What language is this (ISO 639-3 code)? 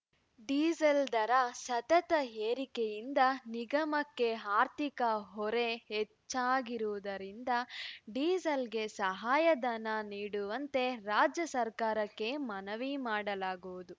kan